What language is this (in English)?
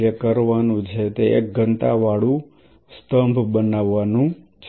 Gujarati